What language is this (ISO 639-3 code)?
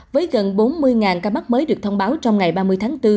vie